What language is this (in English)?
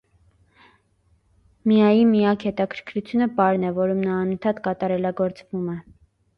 Armenian